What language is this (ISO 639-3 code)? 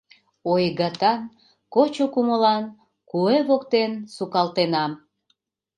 chm